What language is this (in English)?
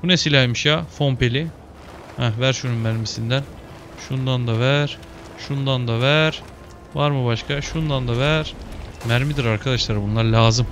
Turkish